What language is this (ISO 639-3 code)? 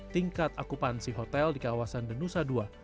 ind